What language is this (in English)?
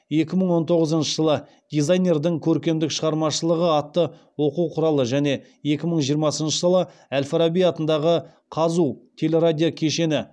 Kazakh